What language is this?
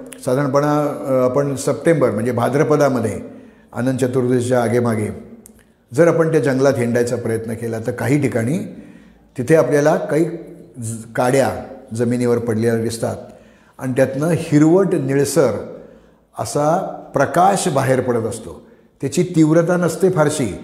Marathi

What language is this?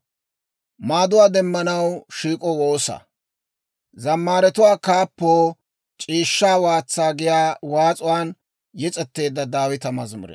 Dawro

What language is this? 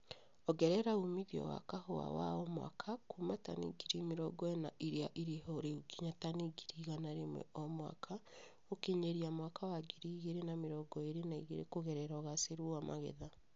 Kikuyu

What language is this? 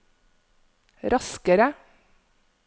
Norwegian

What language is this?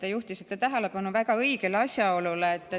Estonian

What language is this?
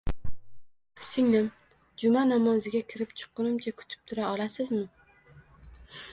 Uzbek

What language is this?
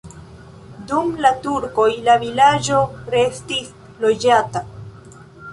Esperanto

